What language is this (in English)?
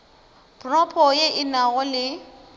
Northern Sotho